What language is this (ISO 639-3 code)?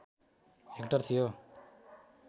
nep